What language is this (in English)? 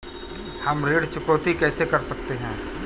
Hindi